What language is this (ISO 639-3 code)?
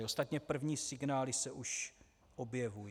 ces